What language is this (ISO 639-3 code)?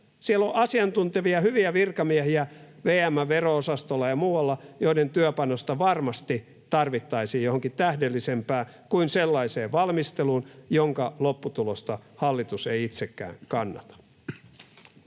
fin